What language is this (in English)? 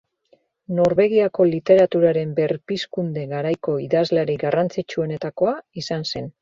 Basque